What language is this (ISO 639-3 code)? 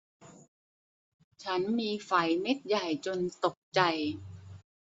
tha